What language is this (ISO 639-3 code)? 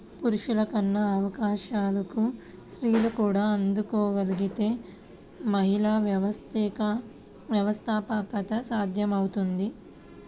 tel